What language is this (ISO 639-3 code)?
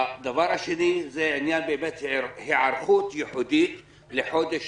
heb